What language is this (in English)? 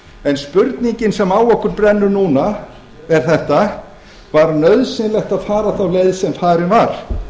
Icelandic